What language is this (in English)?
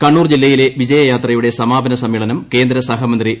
Malayalam